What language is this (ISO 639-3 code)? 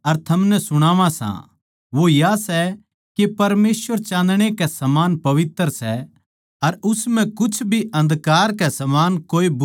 bgc